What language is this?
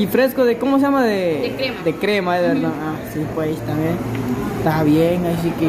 Spanish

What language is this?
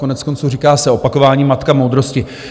Czech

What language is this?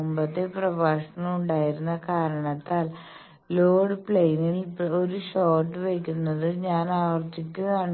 Malayalam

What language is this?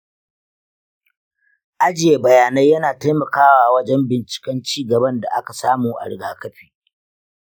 Hausa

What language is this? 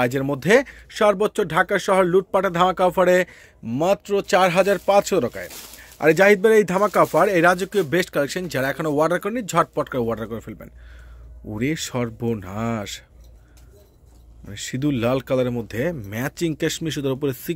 Hindi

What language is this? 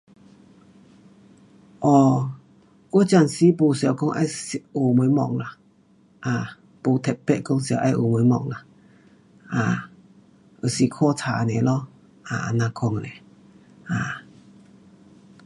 Pu-Xian Chinese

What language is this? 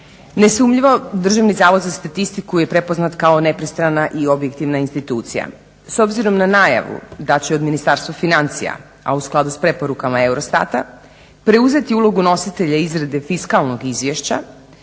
Croatian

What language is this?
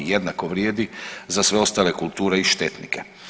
Croatian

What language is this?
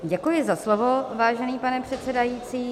Czech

